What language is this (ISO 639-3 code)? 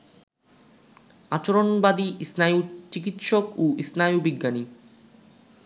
ben